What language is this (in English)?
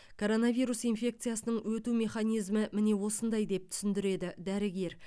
Kazakh